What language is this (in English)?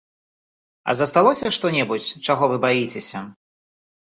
Belarusian